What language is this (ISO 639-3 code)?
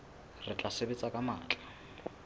sot